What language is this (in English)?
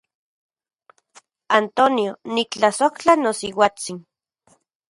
Central Puebla Nahuatl